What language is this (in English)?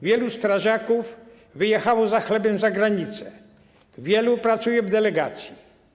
Polish